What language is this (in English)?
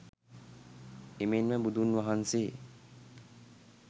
Sinhala